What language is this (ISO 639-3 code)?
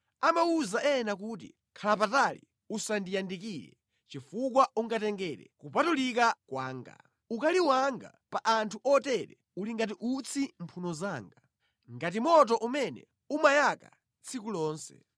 nya